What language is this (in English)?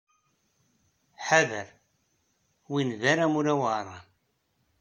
Kabyle